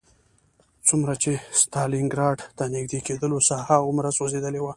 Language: Pashto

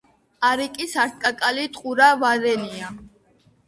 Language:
Georgian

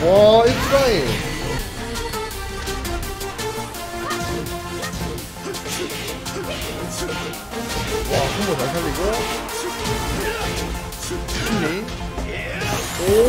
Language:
Korean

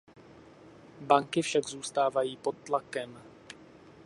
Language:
Czech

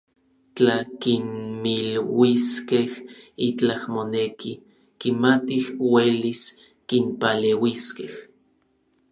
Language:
Orizaba Nahuatl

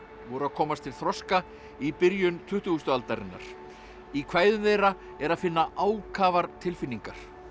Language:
Icelandic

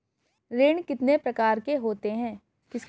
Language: Hindi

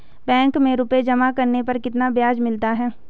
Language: Hindi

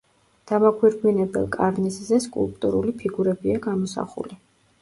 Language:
Georgian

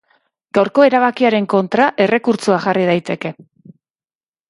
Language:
Basque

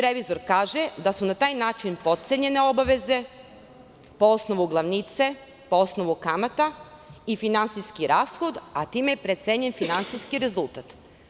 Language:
Serbian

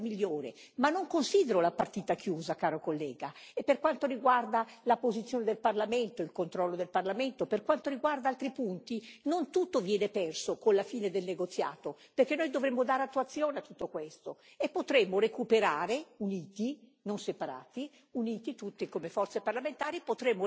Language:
Italian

